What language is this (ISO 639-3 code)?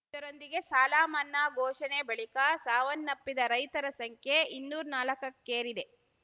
kan